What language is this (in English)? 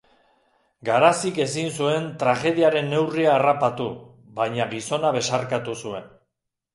Basque